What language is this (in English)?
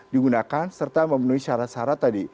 Indonesian